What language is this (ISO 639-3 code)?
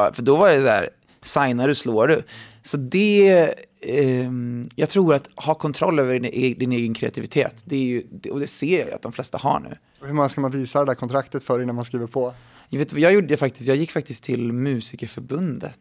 swe